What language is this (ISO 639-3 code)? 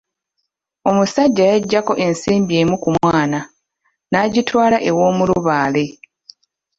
lug